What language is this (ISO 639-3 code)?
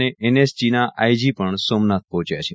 guj